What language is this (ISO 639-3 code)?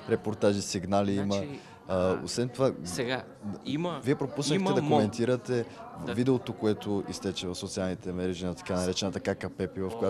bul